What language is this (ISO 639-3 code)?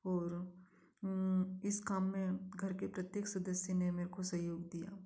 hin